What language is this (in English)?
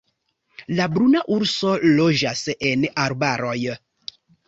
Esperanto